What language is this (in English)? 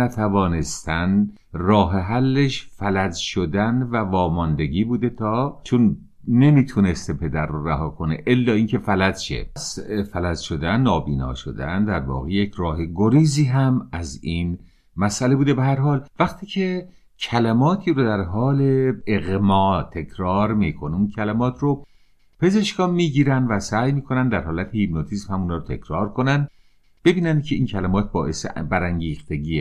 Persian